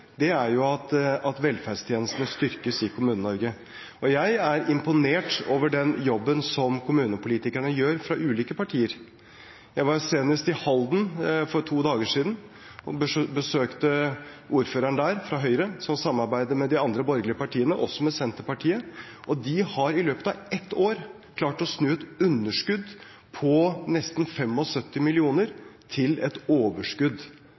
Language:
Norwegian Bokmål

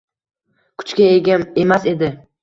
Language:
Uzbek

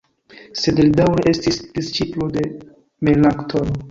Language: Esperanto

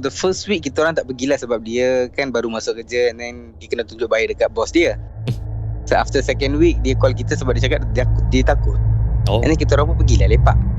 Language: Malay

